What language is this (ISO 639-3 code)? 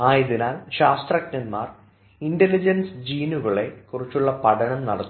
mal